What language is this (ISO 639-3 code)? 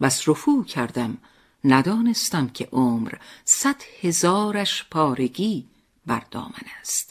fas